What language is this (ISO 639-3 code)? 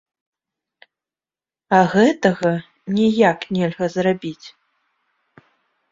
bel